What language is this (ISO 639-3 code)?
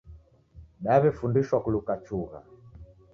dav